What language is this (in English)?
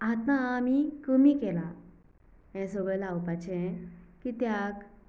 Konkani